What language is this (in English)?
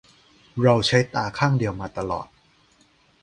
Thai